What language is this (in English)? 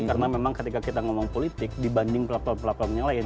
Indonesian